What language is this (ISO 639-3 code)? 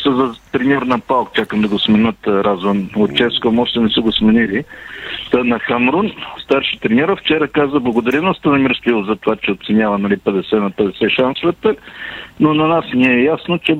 bul